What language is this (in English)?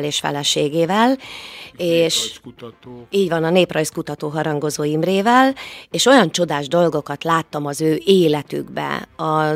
Hungarian